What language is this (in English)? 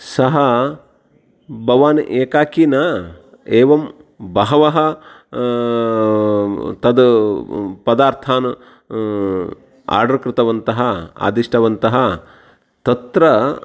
Sanskrit